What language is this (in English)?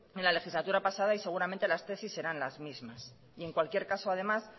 Spanish